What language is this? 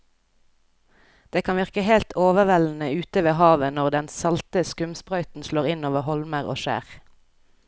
Norwegian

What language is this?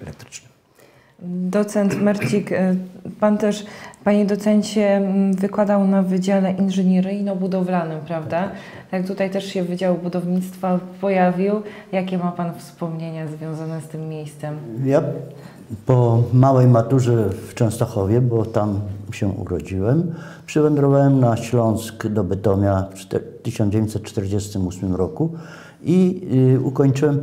Polish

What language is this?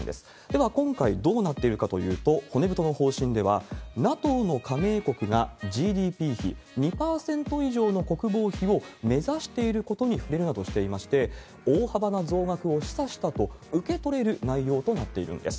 Japanese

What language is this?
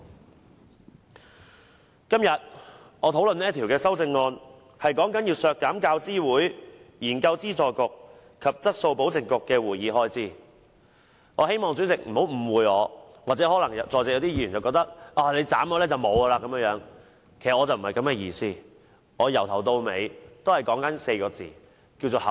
Cantonese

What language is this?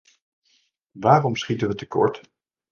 Dutch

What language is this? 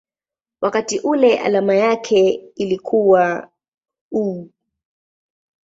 Swahili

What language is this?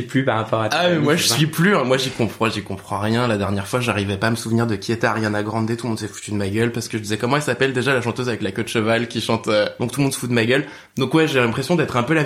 French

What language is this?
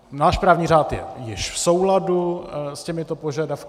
Czech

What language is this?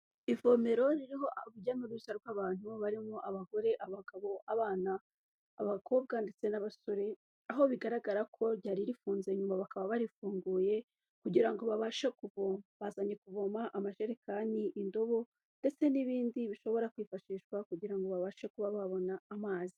Kinyarwanda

